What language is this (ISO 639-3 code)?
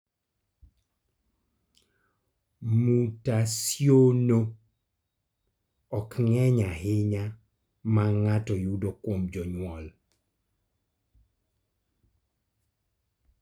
luo